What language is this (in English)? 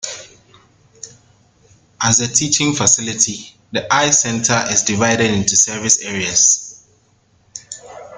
English